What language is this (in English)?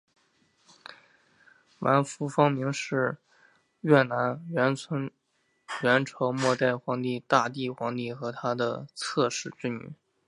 Chinese